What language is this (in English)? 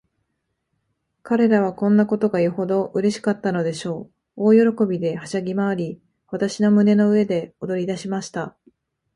Japanese